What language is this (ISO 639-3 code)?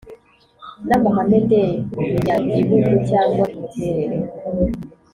kin